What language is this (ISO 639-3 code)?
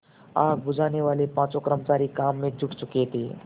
hin